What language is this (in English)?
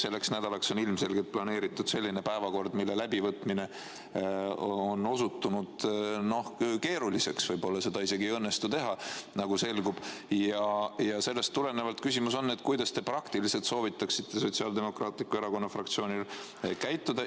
Estonian